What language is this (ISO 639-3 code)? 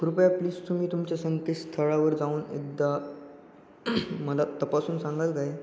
mar